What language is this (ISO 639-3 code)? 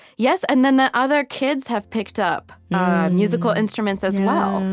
eng